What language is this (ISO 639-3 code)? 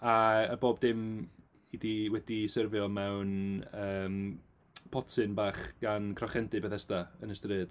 cym